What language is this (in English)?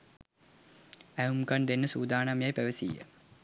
Sinhala